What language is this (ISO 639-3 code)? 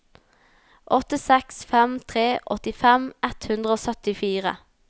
nor